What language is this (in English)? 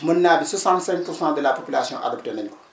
Wolof